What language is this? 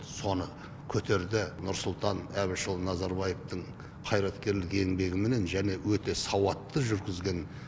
Kazakh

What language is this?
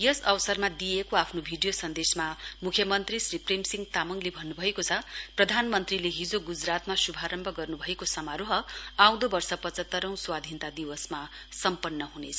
Nepali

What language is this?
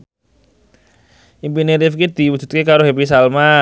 Javanese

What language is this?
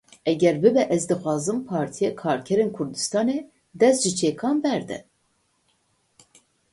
Kurdish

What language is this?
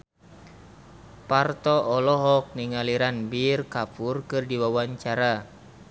Sundanese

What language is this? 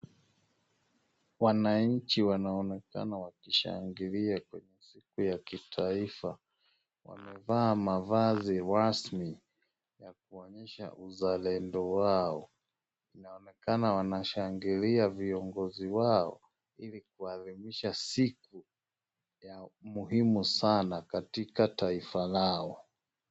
Swahili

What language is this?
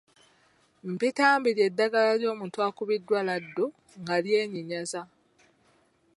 Ganda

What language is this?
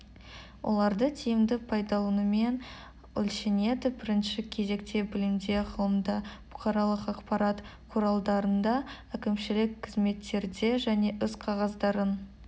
Kazakh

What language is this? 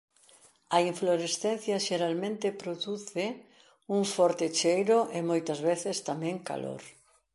Galician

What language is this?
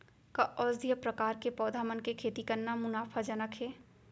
Chhattisgarhi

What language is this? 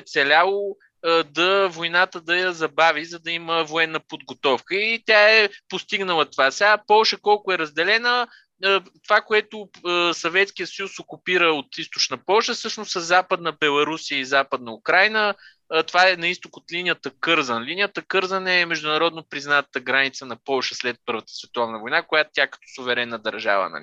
Bulgarian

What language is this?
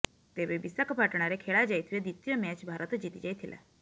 Odia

